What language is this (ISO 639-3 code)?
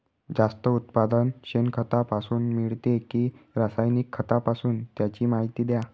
mar